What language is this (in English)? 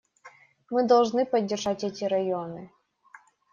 Russian